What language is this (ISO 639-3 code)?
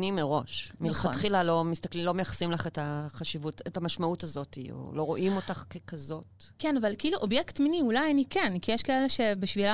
heb